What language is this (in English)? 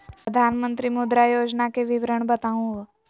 Magahi